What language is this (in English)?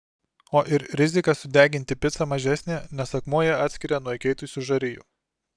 Lithuanian